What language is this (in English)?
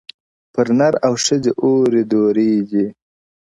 Pashto